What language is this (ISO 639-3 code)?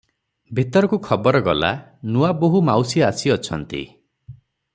ori